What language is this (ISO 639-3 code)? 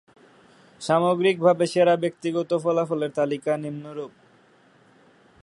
ben